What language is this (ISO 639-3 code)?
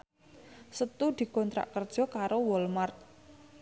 jav